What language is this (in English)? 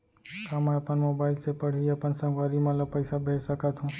Chhattisgarhi